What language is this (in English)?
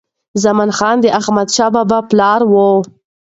Pashto